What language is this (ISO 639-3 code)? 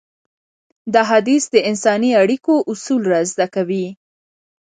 pus